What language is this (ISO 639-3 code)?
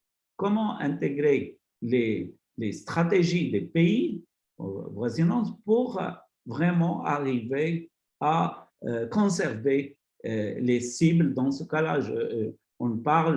fra